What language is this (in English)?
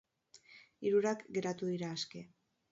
Basque